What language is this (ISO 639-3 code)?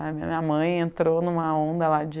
por